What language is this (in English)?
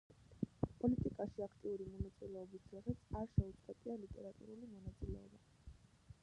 Georgian